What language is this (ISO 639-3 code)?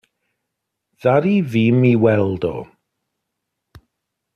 cym